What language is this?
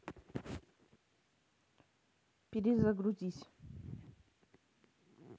Russian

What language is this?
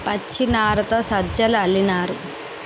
Telugu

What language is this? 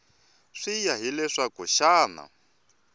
Tsonga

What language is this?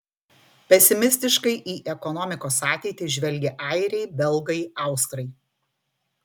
Lithuanian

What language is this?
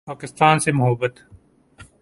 Urdu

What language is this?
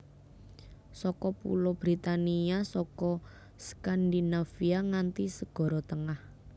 Javanese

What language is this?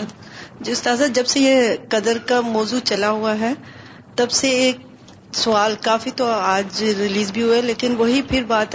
Urdu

